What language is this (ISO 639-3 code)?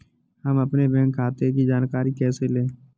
hin